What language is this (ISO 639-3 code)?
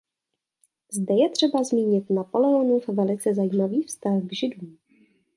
ces